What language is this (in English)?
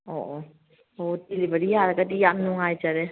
Manipuri